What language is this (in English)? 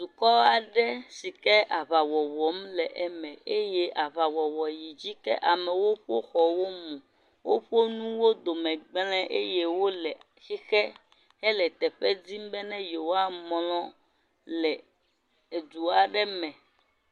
Ewe